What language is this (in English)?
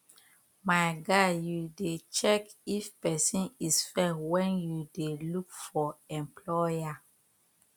Nigerian Pidgin